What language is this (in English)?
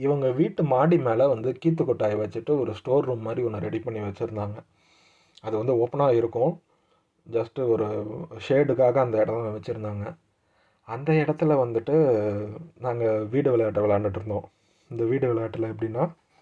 Tamil